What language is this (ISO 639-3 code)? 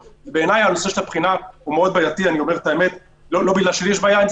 heb